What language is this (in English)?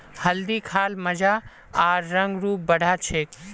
Magahi